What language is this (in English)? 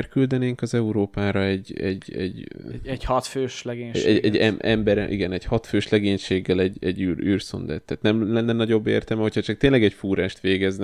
Hungarian